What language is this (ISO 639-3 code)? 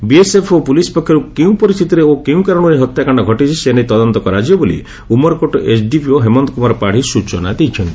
ori